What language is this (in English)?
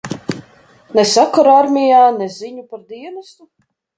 Latvian